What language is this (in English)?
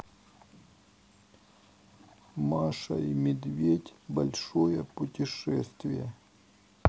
Russian